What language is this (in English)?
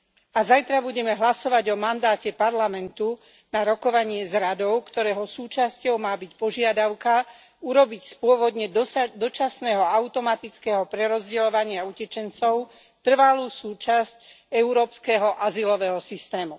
Slovak